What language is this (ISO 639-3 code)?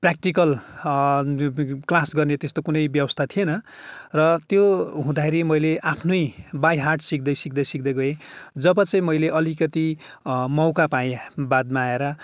nep